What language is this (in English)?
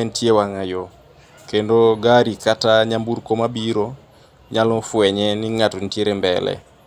Luo (Kenya and Tanzania)